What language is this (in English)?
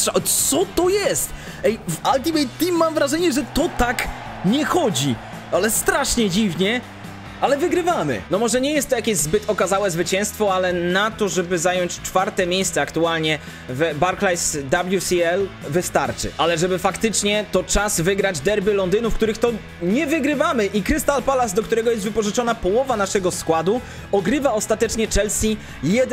Polish